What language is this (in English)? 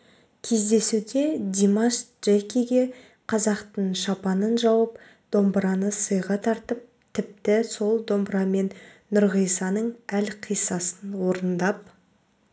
Kazakh